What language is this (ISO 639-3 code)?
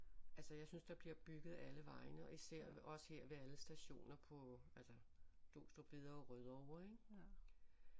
dan